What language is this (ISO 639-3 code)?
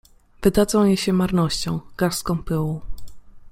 pol